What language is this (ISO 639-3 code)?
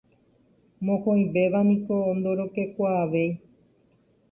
grn